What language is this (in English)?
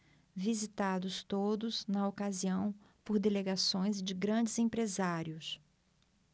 Portuguese